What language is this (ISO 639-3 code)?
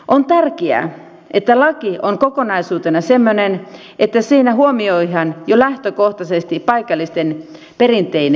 fin